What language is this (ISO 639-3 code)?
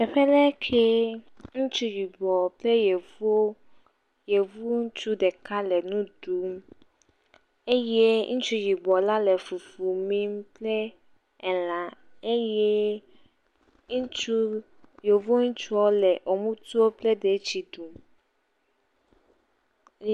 ewe